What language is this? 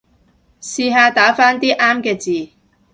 Cantonese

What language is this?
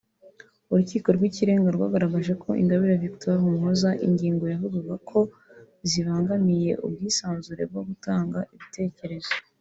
Kinyarwanda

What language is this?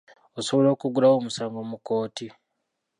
Ganda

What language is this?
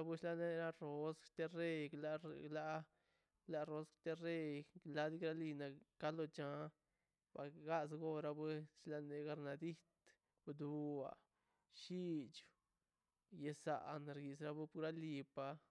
Mazaltepec Zapotec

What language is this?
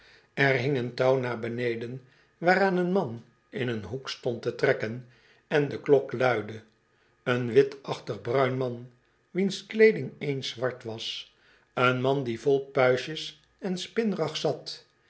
Dutch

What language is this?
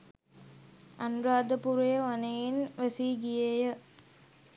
Sinhala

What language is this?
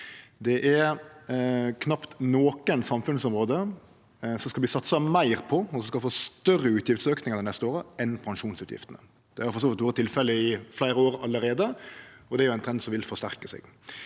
Norwegian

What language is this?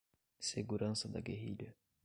Portuguese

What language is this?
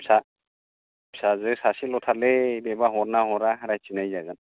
Bodo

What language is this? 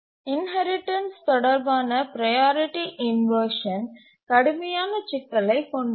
Tamil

